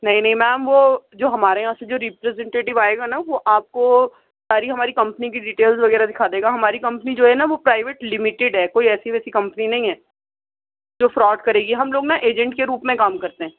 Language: Urdu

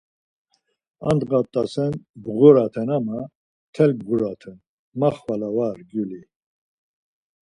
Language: Laz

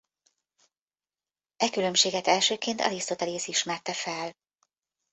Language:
Hungarian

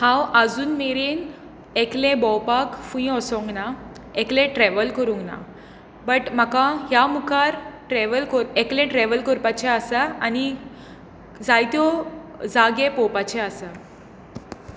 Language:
Konkani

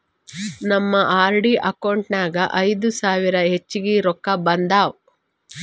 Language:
Kannada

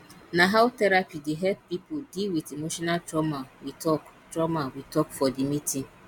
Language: Nigerian Pidgin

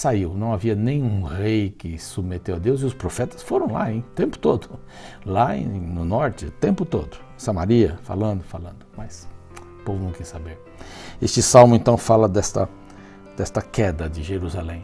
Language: Portuguese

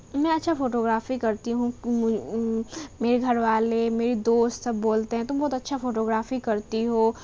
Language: Urdu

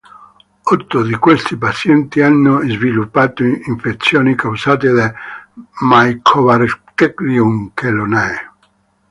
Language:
Italian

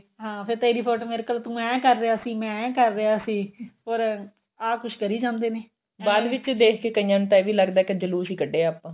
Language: Punjabi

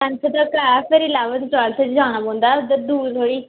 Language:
Dogri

